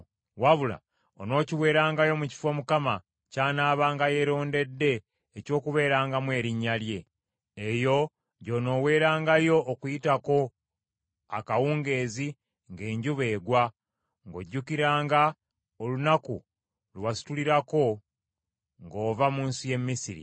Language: Ganda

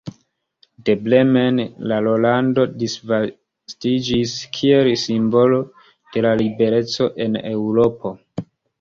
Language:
Esperanto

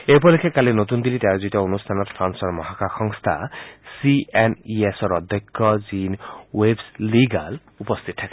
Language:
Assamese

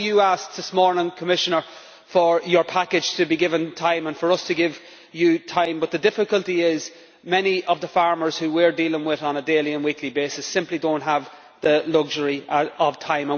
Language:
English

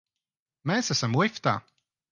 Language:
Latvian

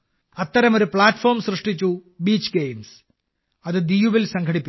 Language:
Malayalam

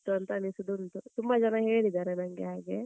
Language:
Kannada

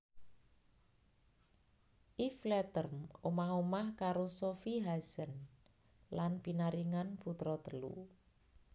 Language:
Javanese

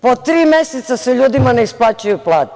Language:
Serbian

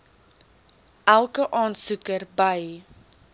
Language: Afrikaans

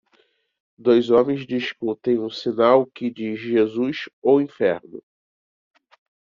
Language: Portuguese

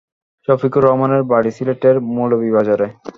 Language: Bangla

